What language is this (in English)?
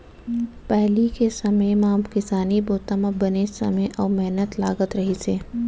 Chhattisgarhi